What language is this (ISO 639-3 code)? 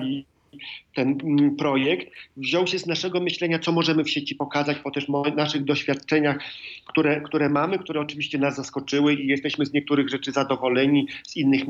pol